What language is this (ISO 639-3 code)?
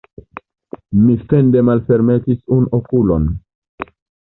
epo